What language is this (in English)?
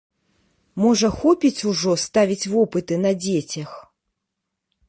Belarusian